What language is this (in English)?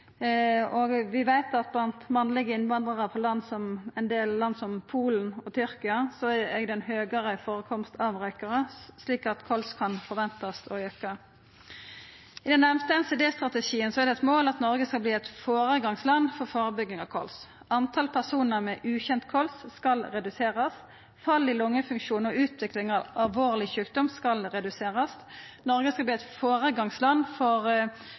Norwegian Nynorsk